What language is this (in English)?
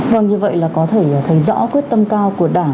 Vietnamese